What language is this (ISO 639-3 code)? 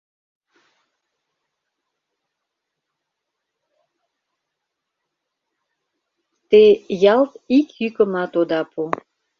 chm